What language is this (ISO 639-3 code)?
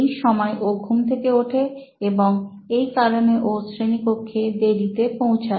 ben